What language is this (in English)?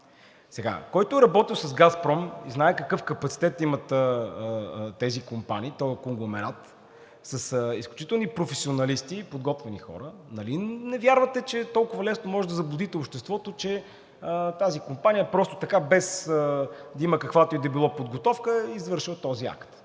Bulgarian